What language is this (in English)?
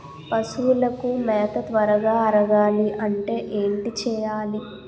Telugu